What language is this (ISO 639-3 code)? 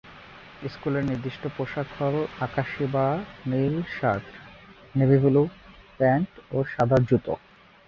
ben